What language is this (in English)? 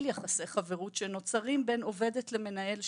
Hebrew